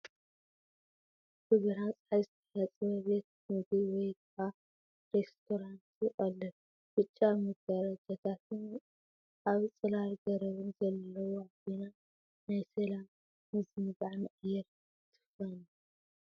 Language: Tigrinya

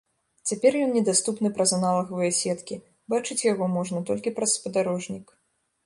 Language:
Belarusian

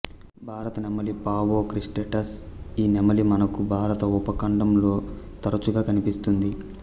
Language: Telugu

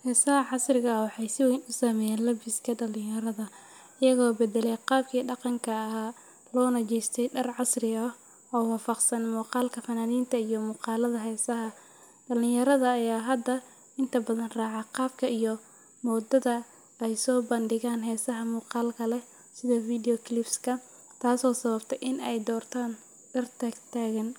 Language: Somali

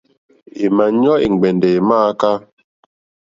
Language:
Mokpwe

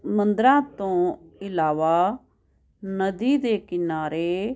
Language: Punjabi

